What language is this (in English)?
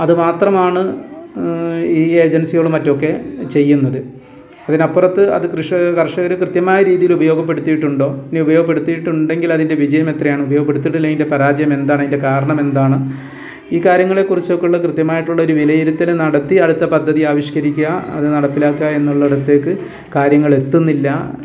Malayalam